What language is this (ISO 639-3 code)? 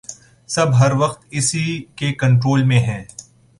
urd